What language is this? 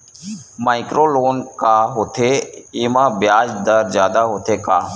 Chhattisgarhi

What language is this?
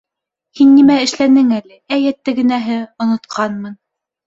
Bashkir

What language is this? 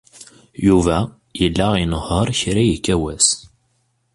Kabyle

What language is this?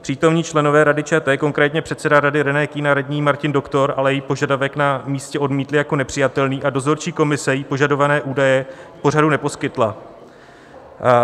Czech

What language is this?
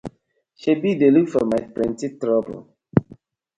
Nigerian Pidgin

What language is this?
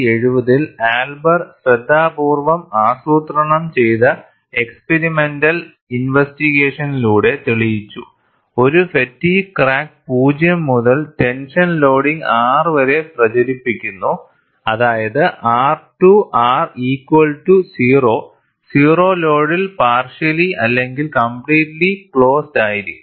Malayalam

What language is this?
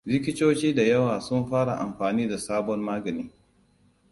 Hausa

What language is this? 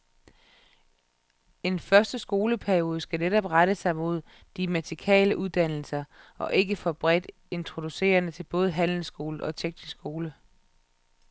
Danish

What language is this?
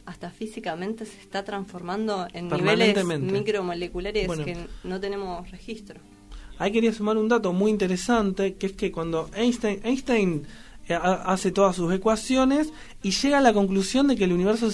Spanish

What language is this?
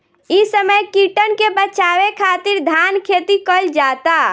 Bhojpuri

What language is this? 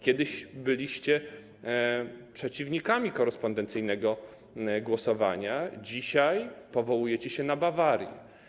Polish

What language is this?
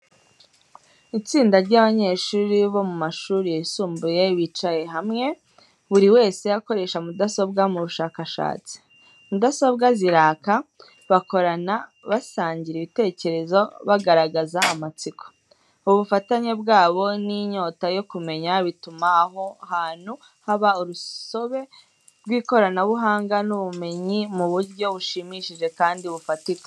Kinyarwanda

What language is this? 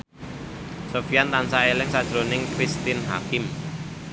Javanese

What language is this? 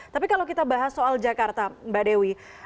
Indonesian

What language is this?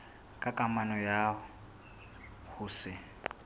Southern Sotho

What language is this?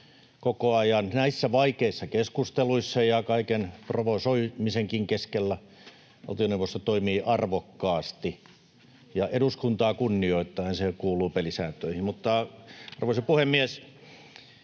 Finnish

